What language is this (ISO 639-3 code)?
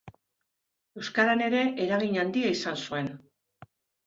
eus